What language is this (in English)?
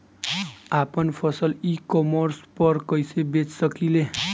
Bhojpuri